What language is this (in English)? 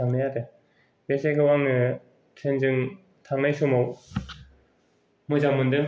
Bodo